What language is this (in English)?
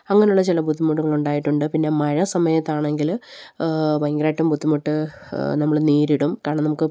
Malayalam